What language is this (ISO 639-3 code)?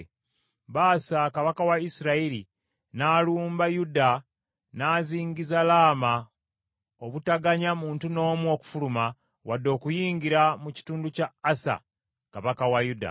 lug